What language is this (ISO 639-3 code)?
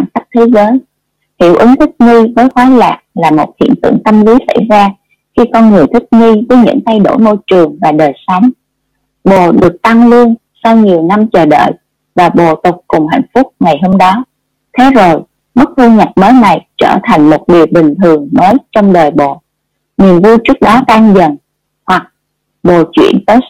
vie